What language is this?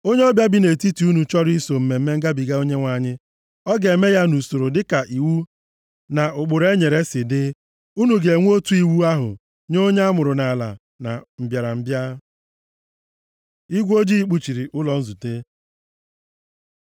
Igbo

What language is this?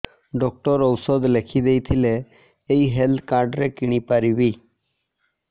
Odia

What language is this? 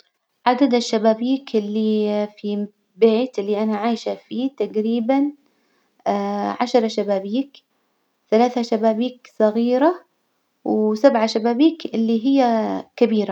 Hijazi Arabic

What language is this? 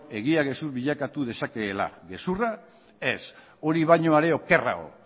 Basque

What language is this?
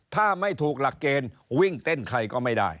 Thai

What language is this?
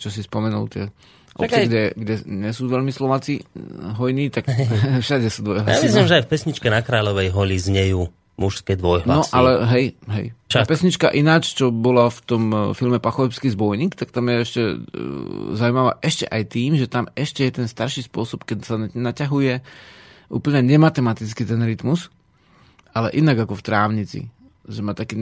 Slovak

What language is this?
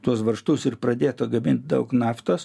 Lithuanian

